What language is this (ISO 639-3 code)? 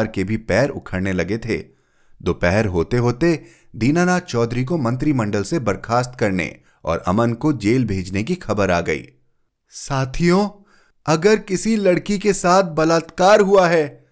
hin